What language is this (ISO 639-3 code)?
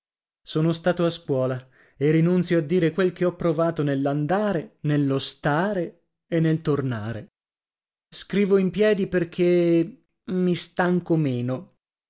ita